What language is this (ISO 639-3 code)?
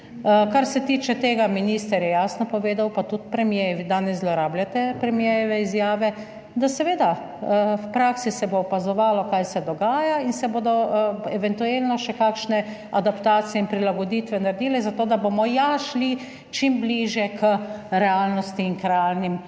slv